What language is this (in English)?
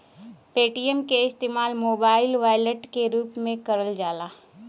Bhojpuri